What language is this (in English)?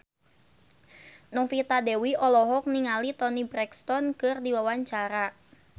Sundanese